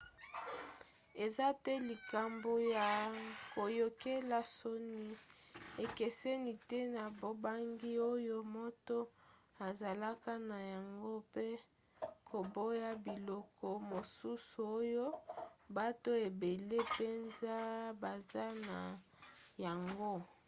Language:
Lingala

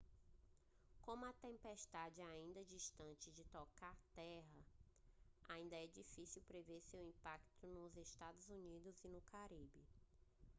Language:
Portuguese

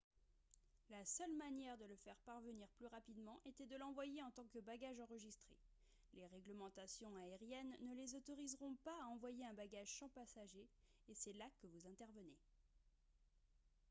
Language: French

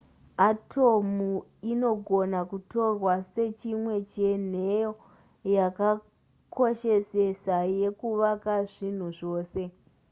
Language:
Shona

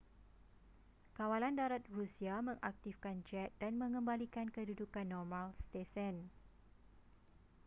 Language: Malay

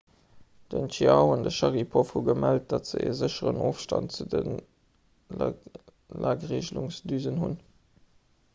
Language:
Luxembourgish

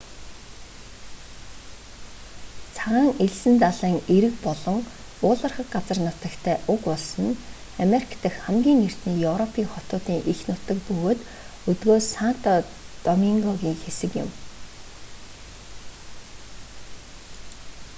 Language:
Mongolian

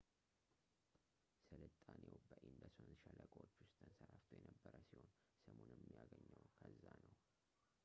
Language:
Amharic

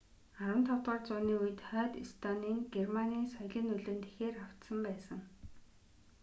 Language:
Mongolian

